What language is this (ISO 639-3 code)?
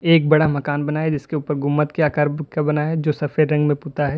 hin